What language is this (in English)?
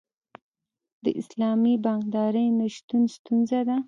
Pashto